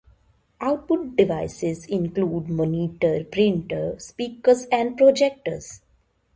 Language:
English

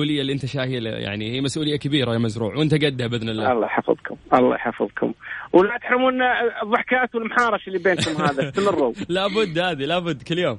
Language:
Arabic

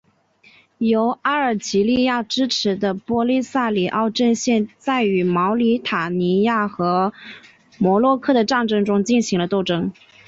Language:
Chinese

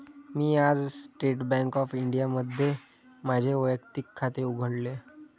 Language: Marathi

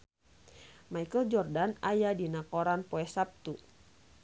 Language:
Sundanese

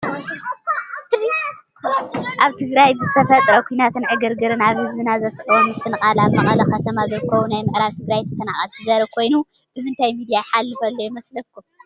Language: Tigrinya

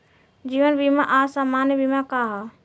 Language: Bhojpuri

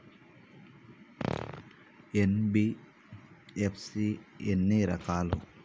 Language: Telugu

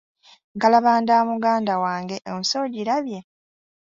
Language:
Ganda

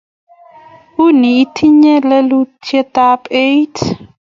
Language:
Kalenjin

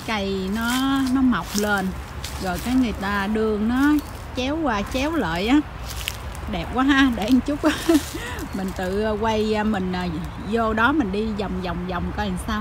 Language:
Vietnamese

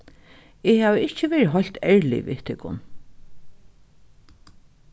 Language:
Faroese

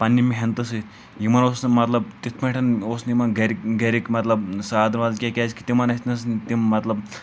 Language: Kashmiri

